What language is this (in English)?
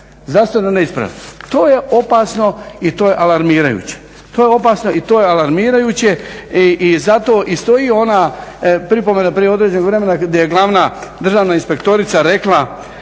Croatian